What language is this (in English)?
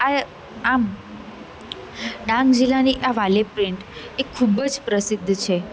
Gujarati